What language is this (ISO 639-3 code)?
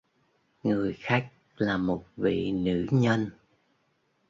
vie